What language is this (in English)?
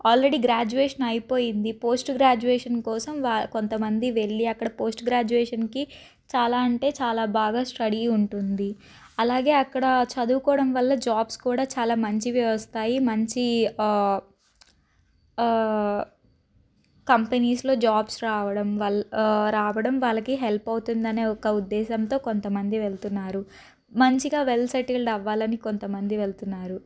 Telugu